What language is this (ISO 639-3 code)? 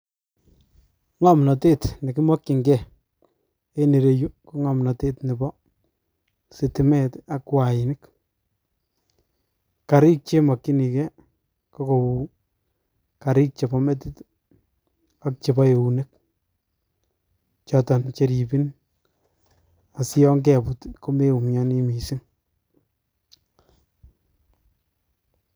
kln